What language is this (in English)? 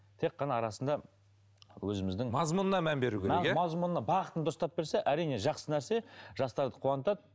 Kazakh